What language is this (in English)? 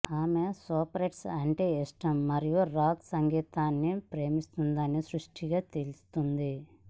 Telugu